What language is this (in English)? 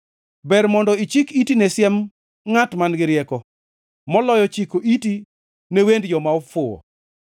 Luo (Kenya and Tanzania)